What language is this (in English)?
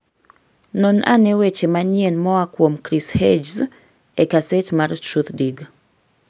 Luo (Kenya and Tanzania)